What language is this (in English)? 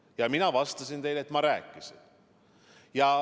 Estonian